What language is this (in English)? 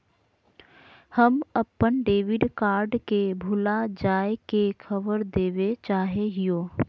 Magahi